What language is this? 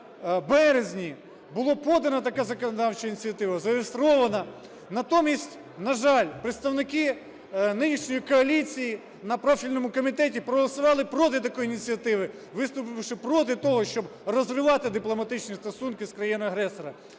Ukrainian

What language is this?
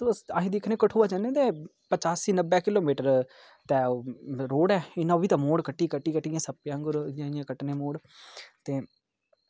Dogri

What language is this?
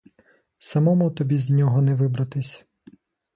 Ukrainian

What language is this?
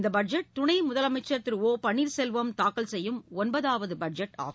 Tamil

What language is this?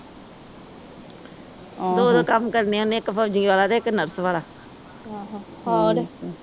Punjabi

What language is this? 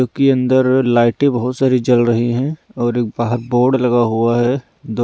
Hindi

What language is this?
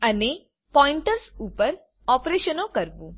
Gujarati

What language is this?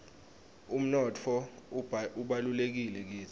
Swati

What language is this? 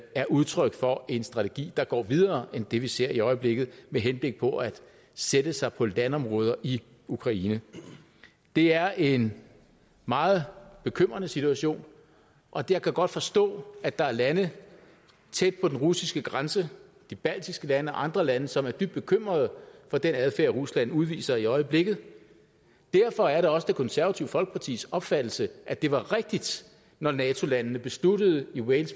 Danish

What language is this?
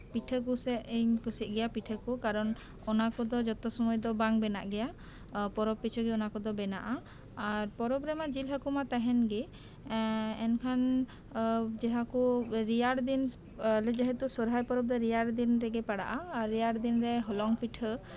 Santali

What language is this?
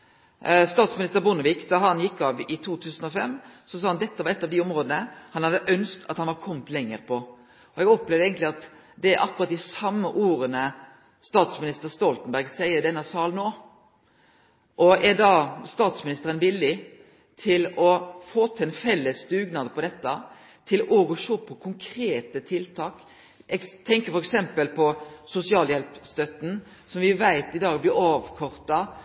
Norwegian Nynorsk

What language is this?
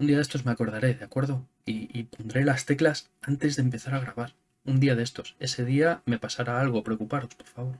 Spanish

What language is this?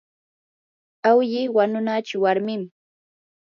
Yanahuanca Pasco Quechua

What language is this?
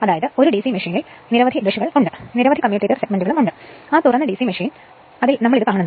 Malayalam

